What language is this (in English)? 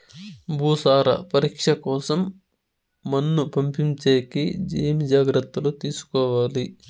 Telugu